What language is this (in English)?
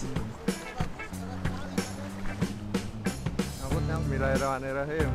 Indonesian